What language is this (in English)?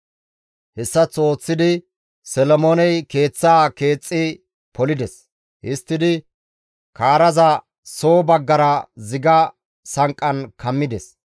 Gamo